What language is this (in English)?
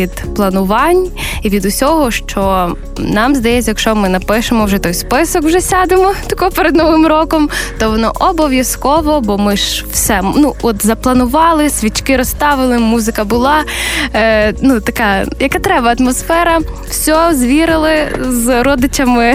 Ukrainian